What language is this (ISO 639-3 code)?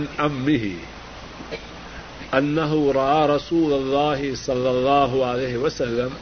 urd